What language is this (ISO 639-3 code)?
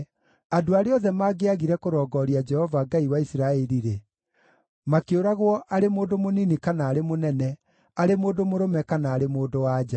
kik